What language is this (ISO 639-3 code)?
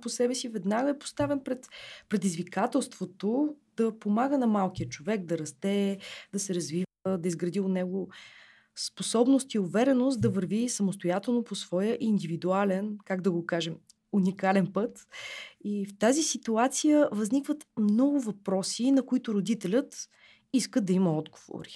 bul